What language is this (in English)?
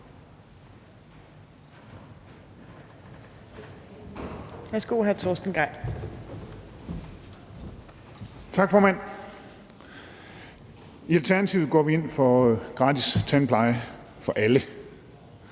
Danish